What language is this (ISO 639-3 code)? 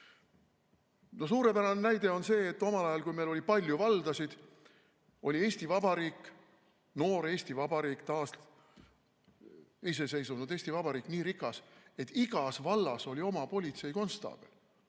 est